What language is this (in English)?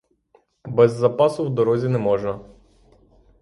Ukrainian